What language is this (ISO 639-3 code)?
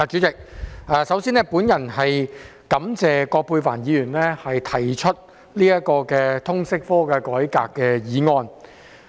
yue